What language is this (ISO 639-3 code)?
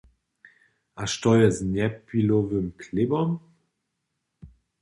hsb